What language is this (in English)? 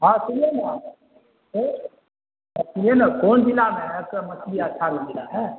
Urdu